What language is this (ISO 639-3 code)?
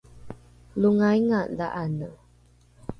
dru